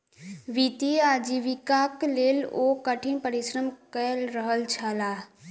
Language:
Maithili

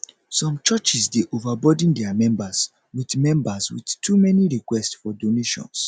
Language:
Nigerian Pidgin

